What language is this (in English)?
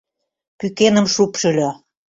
Mari